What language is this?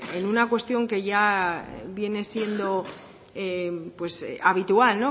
Spanish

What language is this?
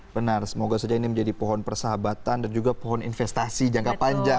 Indonesian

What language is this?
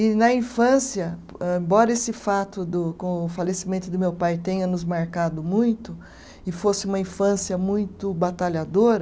Portuguese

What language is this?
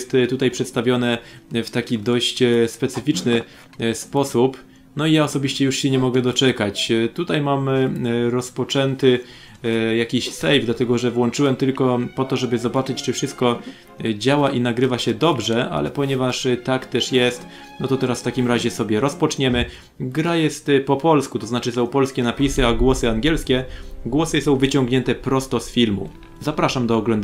Polish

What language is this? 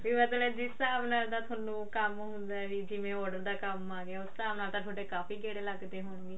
Punjabi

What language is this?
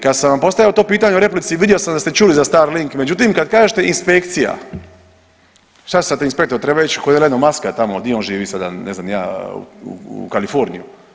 Croatian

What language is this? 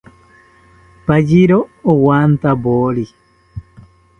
South Ucayali Ashéninka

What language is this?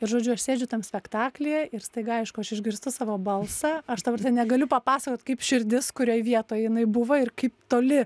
Lithuanian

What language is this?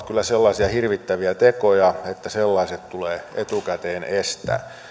Finnish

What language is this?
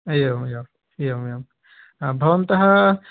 Sanskrit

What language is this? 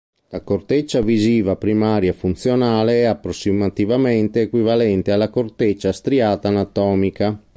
Italian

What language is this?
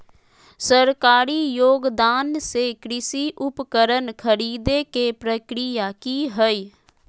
Magahi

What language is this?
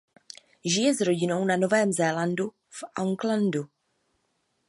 Czech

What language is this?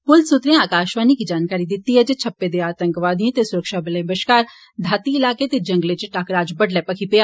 Dogri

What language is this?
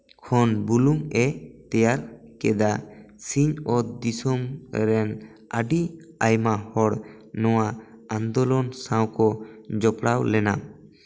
Santali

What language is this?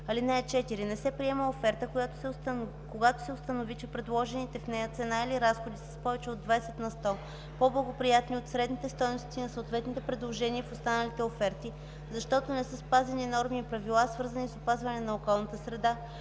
Bulgarian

